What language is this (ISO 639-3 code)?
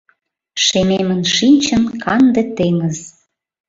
chm